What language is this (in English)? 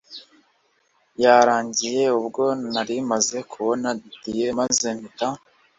Kinyarwanda